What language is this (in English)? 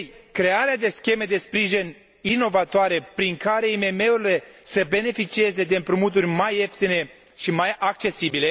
Romanian